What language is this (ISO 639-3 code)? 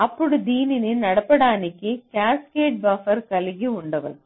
tel